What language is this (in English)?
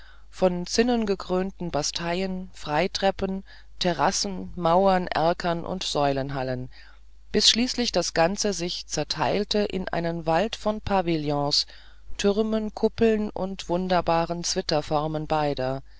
German